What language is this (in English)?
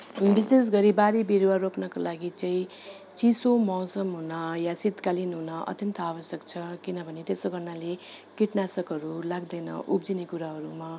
Nepali